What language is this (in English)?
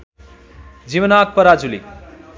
Nepali